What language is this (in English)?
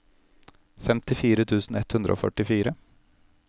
Norwegian